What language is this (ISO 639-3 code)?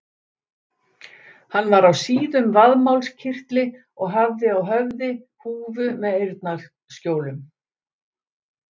isl